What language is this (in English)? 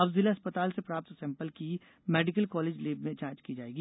Hindi